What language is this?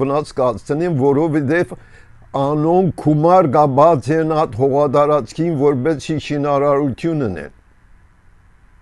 Turkish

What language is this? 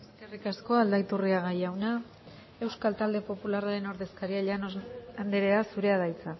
Basque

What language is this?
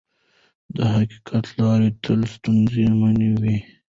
Pashto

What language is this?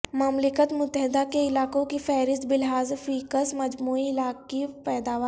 Urdu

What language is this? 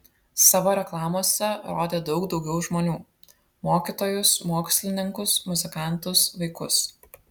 Lithuanian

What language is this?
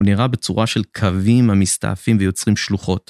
Hebrew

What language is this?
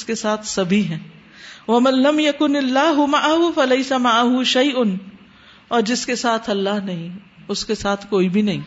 Urdu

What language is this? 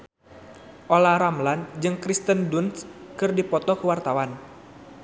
Sundanese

